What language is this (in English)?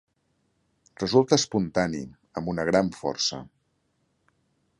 Catalan